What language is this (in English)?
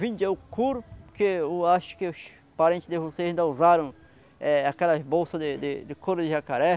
Portuguese